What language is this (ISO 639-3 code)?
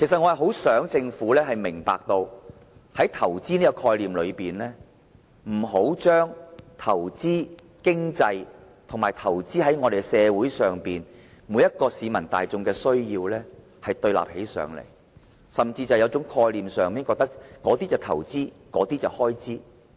yue